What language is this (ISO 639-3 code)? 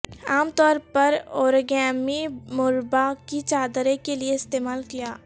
urd